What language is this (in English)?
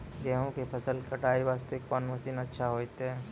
Maithili